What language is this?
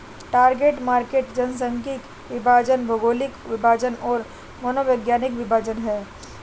Hindi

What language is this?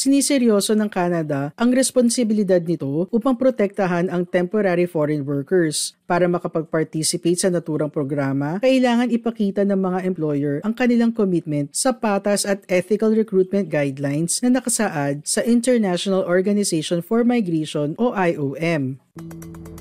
Filipino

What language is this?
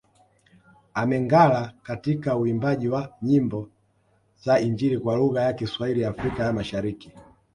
Swahili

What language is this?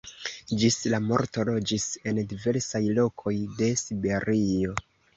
Esperanto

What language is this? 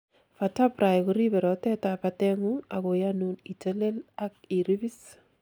Kalenjin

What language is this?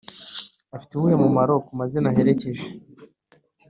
Kinyarwanda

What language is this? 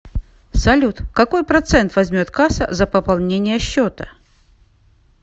Russian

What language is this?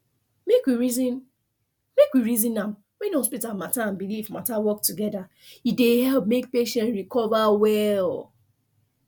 Nigerian Pidgin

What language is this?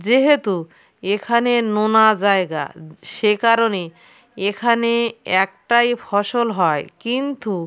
Bangla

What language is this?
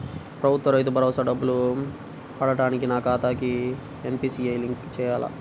Telugu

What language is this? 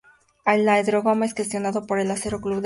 Spanish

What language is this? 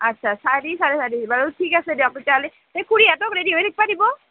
Assamese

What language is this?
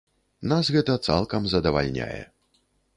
Belarusian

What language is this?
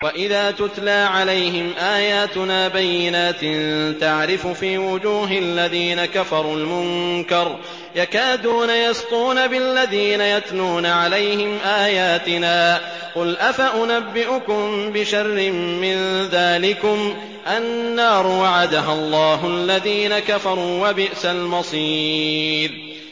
Arabic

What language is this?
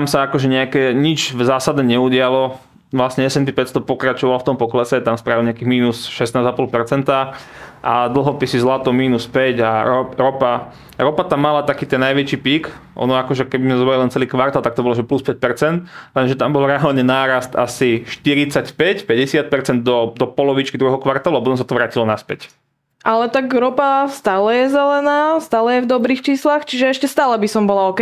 Slovak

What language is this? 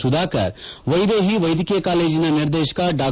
Kannada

